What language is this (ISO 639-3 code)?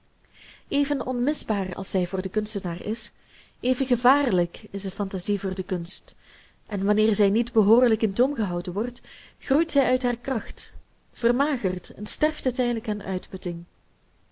nld